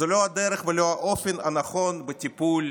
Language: Hebrew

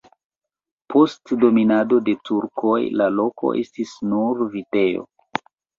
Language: Esperanto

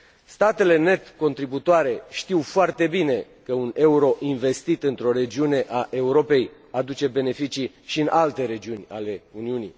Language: Romanian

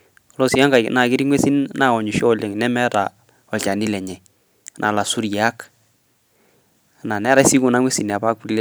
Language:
Masai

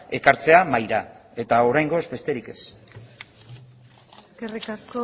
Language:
Basque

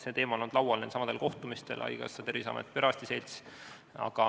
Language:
Estonian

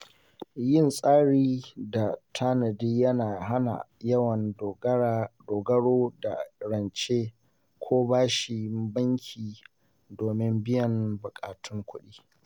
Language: Hausa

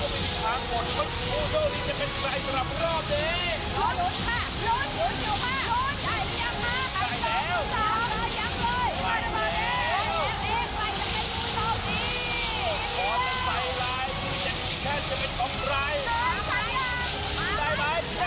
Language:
Thai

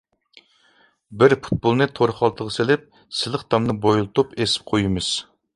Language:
Uyghur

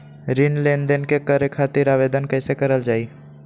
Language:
Magahi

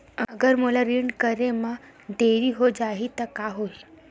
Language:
Chhattisgarhi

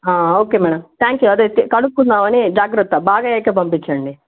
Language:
Telugu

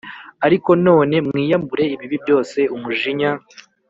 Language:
Kinyarwanda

